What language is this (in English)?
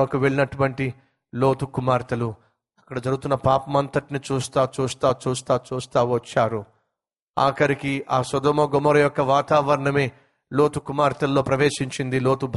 Telugu